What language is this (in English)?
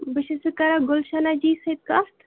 Kashmiri